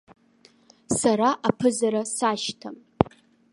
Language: Abkhazian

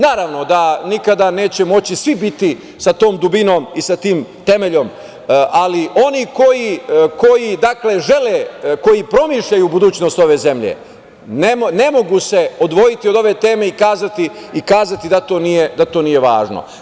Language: Serbian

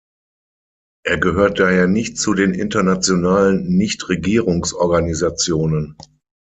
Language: German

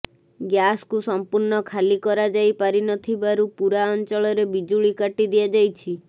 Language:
Odia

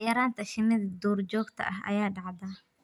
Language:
Somali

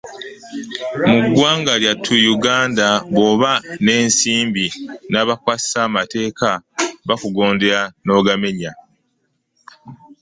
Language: Ganda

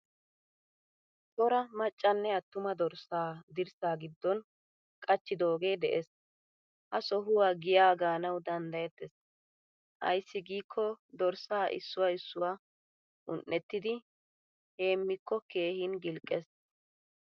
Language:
Wolaytta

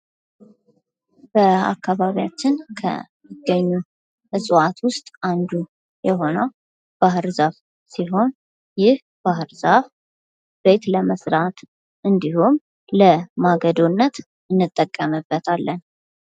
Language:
Amharic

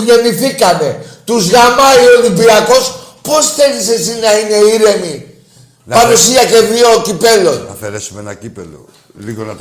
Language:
Greek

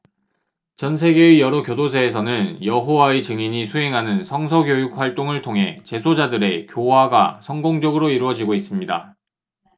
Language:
Korean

